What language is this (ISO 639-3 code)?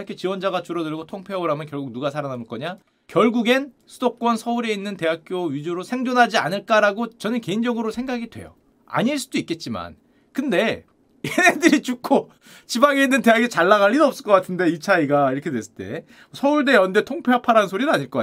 kor